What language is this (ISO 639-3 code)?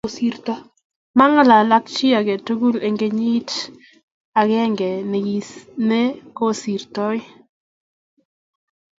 kln